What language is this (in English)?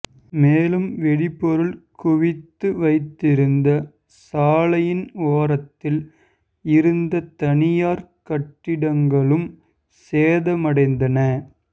Tamil